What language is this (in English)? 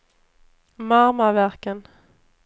Swedish